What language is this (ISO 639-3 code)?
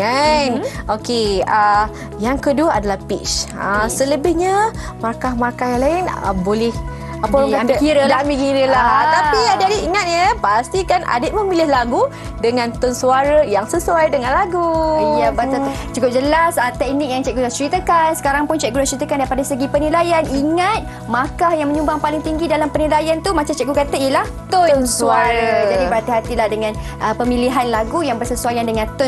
msa